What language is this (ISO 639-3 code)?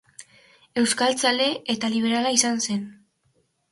eus